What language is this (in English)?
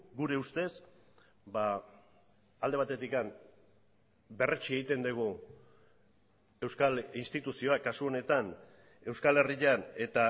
Basque